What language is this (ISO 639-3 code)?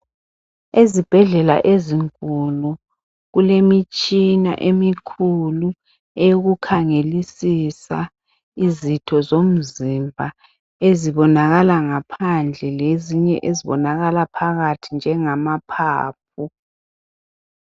nde